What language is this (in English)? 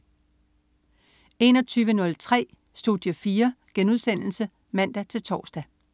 Danish